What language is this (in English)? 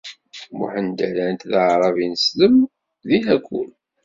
Kabyle